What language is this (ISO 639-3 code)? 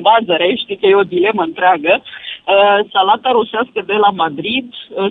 ron